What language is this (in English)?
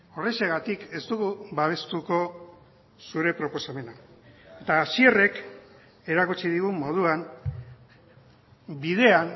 Basque